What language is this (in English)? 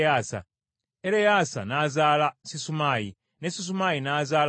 Ganda